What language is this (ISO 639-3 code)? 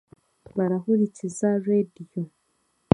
cgg